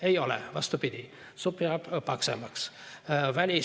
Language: Estonian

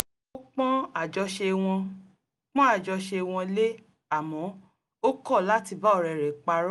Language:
Yoruba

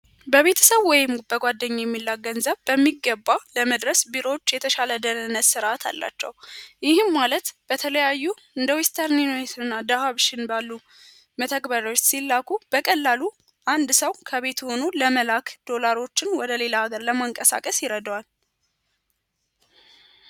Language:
Amharic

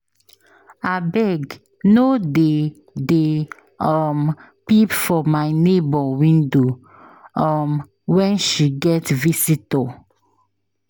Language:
Nigerian Pidgin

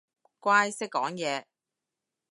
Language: Cantonese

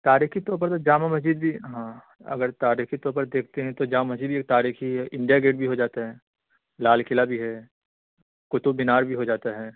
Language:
Urdu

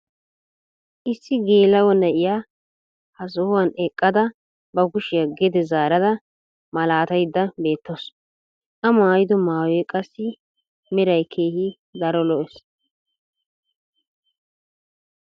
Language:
Wolaytta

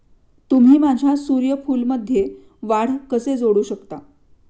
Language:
Marathi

